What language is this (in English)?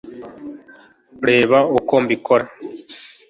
Kinyarwanda